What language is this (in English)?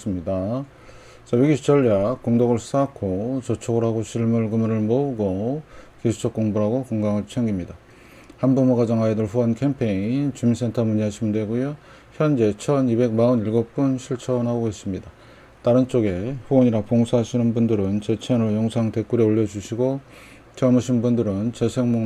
Korean